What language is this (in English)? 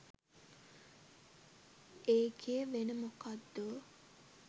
Sinhala